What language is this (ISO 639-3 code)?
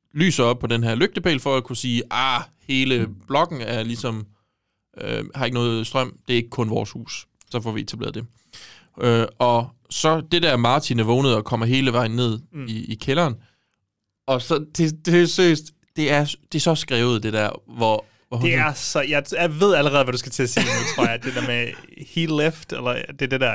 dan